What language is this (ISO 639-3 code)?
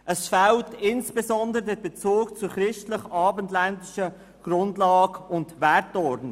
gsw